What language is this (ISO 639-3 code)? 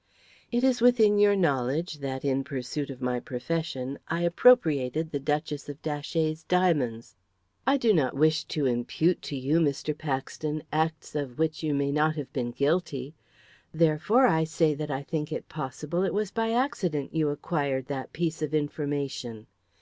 eng